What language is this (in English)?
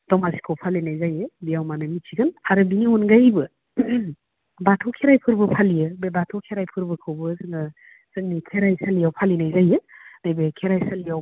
Bodo